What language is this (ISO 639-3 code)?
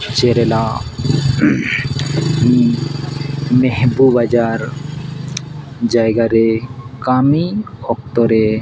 sat